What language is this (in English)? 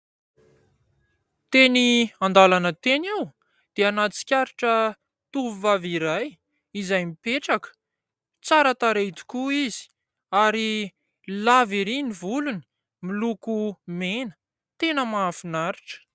Malagasy